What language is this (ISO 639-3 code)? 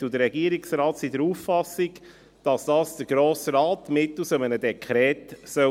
gsw